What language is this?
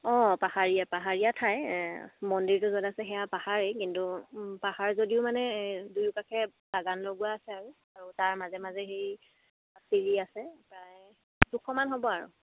Assamese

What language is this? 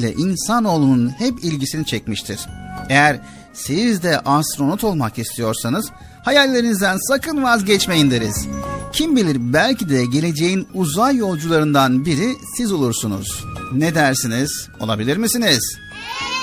Turkish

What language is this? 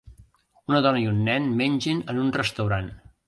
Catalan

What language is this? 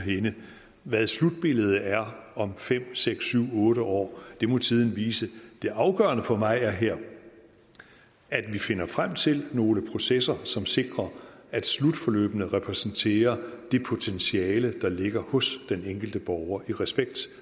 Danish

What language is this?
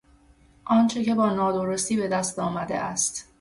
Persian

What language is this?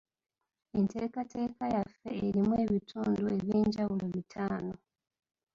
Ganda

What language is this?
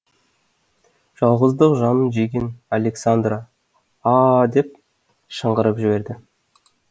Kazakh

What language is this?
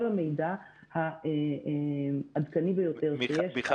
Hebrew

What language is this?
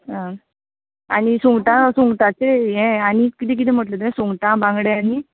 Konkani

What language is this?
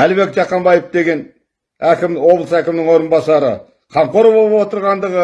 Turkish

